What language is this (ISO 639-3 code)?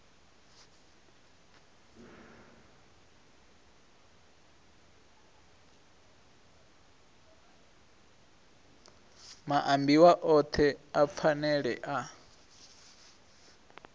ven